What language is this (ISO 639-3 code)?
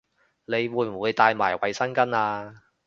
yue